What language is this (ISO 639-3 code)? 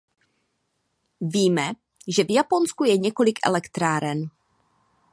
ces